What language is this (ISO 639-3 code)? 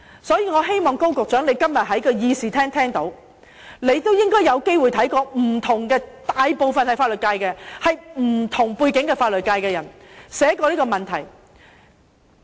yue